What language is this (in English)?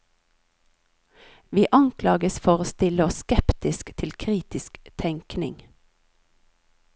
Norwegian